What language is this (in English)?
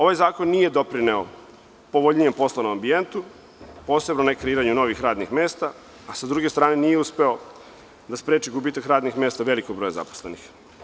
Serbian